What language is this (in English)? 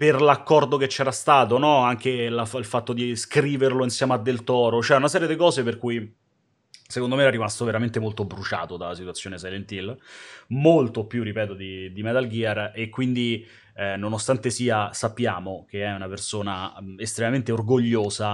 Italian